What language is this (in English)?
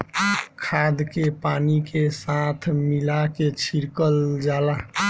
Bhojpuri